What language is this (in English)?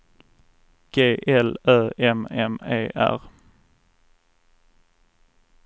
Swedish